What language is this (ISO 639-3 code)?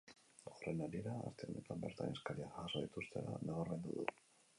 eus